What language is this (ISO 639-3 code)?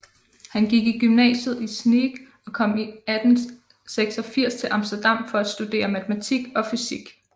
dan